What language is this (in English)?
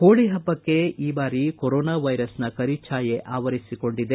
Kannada